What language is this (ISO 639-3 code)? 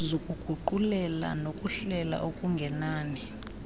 xho